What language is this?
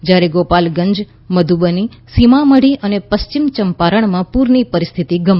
Gujarati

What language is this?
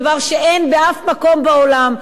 Hebrew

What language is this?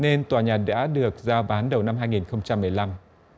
Vietnamese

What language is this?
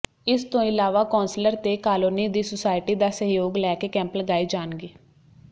Punjabi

